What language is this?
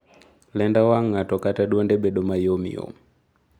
Luo (Kenya and Tanzania)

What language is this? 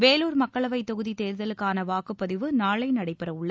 Tamil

